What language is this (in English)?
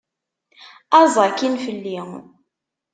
Kabyle